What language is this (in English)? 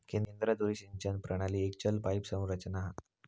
Marathi